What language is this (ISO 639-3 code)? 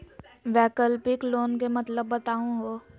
mag